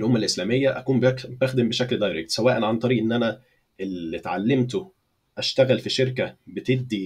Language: Arabic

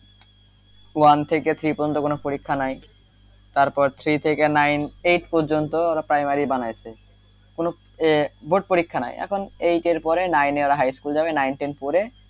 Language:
Bangla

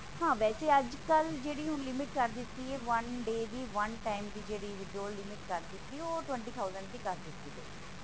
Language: Punjabi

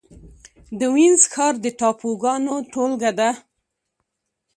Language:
Pashto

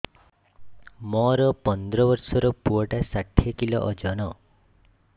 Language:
Odia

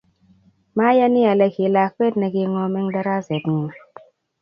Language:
Kalenjin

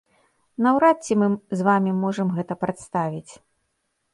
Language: Belarusian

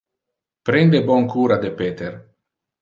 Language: Interlingua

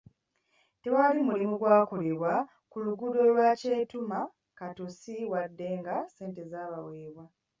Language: Ganda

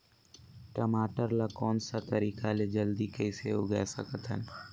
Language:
Chhattisgarhi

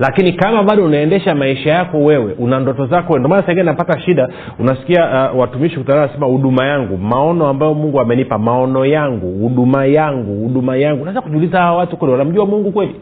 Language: Swahili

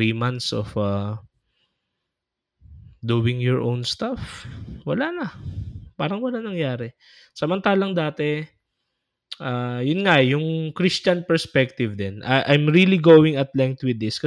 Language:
Filipino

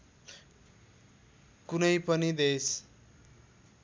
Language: Nepali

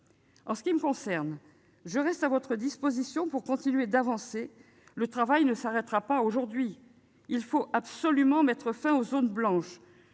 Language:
French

